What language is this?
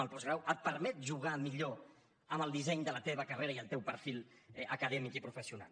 Catalan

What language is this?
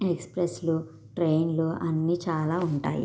Telugu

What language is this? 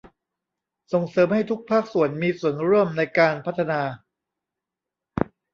Thai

